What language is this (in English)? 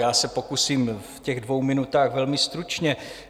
Czech